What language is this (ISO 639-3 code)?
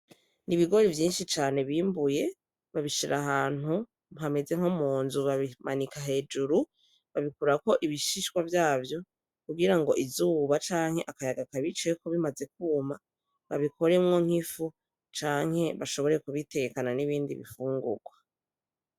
run